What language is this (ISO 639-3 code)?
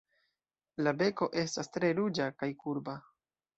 epo